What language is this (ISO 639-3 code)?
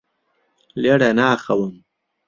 ckb